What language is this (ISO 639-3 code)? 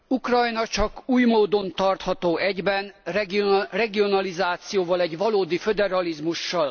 hun